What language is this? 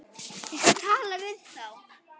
Icelandic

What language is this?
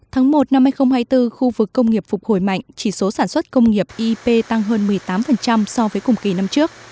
Vietnamese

